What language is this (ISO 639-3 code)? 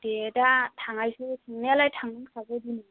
brx